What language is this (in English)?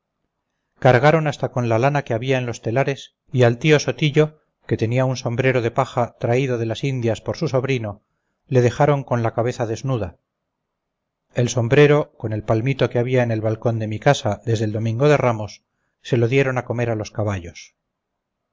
Spanish